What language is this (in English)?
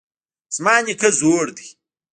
Pashto